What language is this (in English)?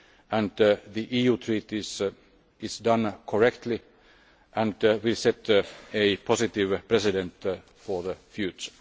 English